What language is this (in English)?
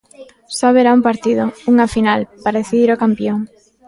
Galician